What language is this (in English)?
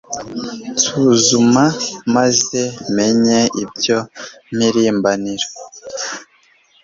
Kinyarwanda